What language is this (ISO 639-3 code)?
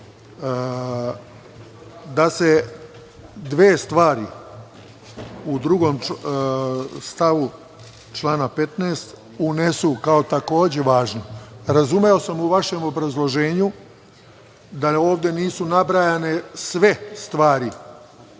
srp